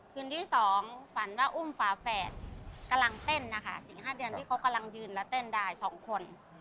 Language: Thai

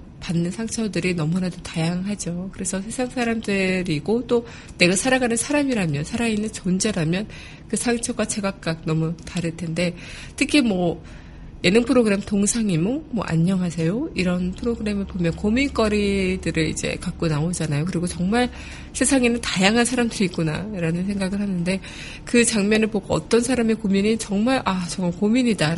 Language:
Korean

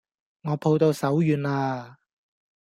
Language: Cantonese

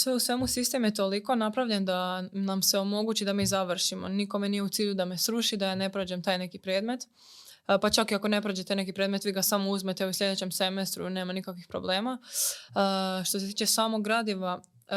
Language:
Croatian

